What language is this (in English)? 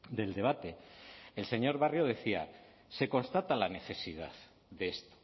Spanish